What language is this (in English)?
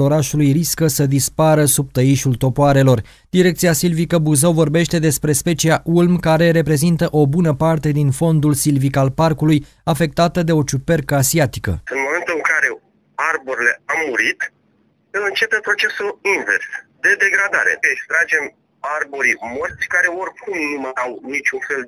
Romanian